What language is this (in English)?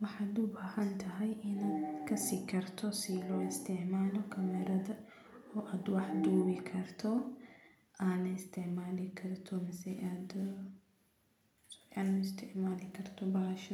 Somali